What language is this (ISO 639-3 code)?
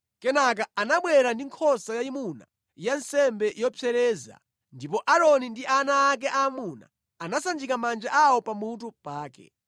nya